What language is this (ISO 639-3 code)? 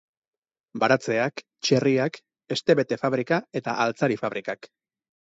eus